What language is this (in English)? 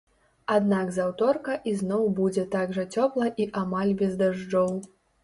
Belarusian